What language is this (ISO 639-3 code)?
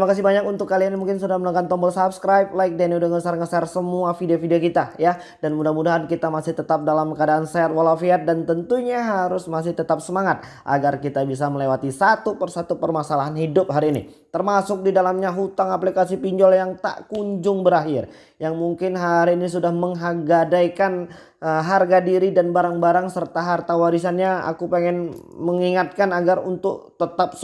ind